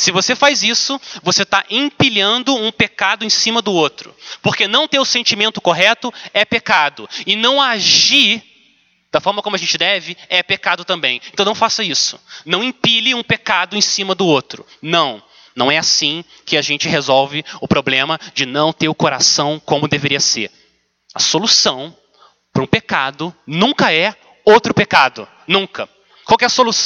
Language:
Portuguese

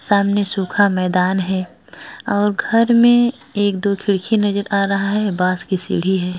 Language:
Hindi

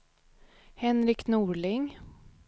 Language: Swedish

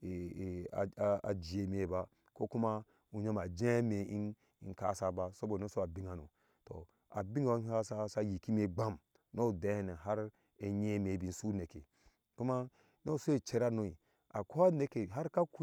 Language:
Ashe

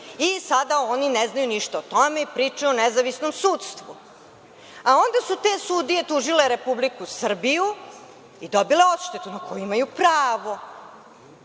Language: Serbian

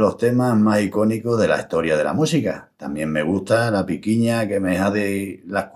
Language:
Extremaduran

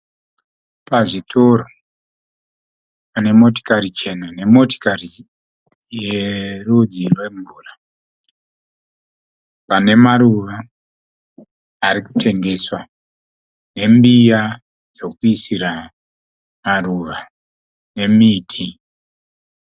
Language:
Shona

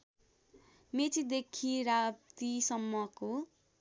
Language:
Nepali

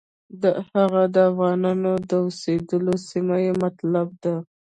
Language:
Pashto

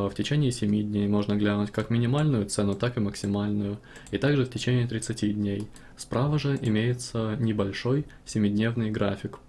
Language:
Russian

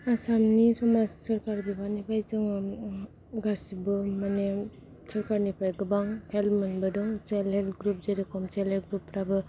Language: Bodo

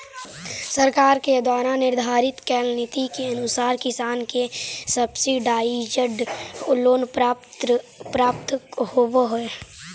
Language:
Magahi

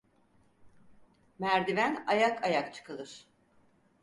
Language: Turkish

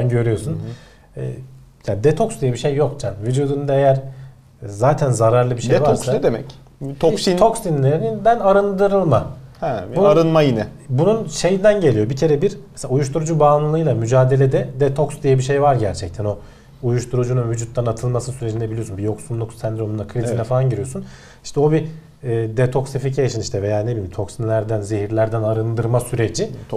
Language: Turkish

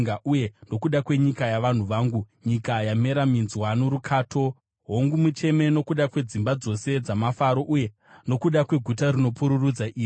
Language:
Shona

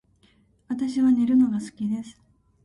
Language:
Japanese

